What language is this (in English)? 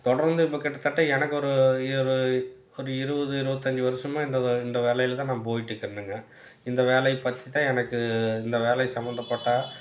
Tamil